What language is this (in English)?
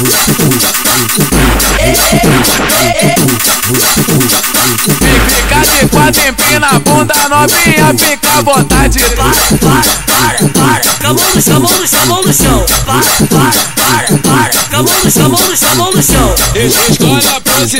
Romanian